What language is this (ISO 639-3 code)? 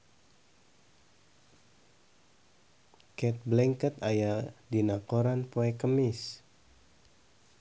sun